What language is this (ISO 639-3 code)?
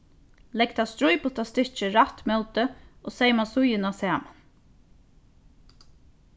fao